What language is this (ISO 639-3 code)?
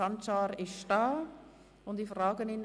gsw